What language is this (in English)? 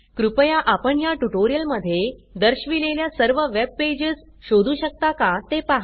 Marathi